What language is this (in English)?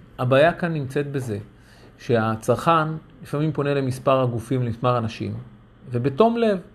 Hebrew